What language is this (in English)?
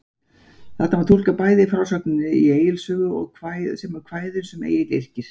Icelandic